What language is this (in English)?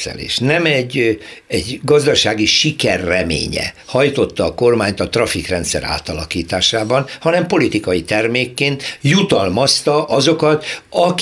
Hungarian